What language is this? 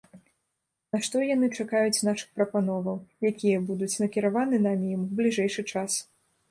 Belarusian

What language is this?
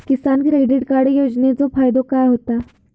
Marathi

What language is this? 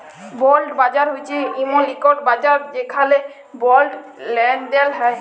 Bangla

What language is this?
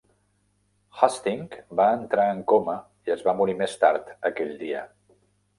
Catalan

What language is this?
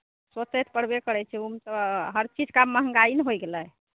Maithili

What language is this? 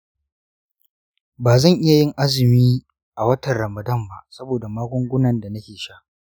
Hausa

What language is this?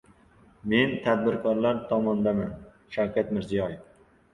Uzbek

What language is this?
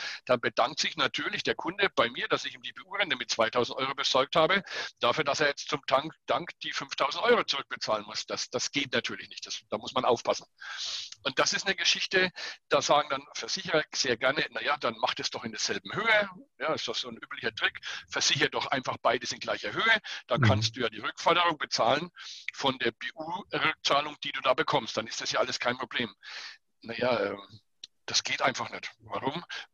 German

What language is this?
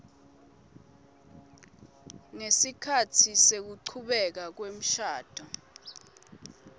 Swati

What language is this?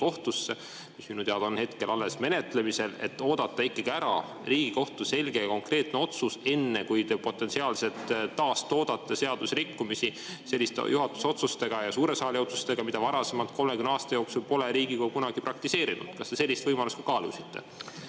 Estonian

